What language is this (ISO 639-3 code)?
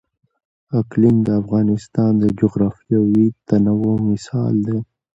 pus